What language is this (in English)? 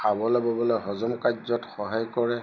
Assamese